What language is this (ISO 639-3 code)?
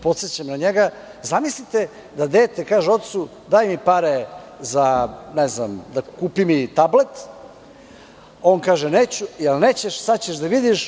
srp